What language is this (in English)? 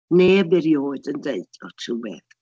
Welsh